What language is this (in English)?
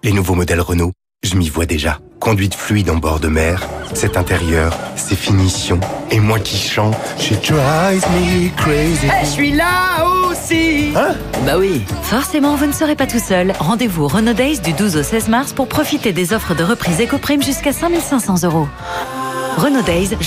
French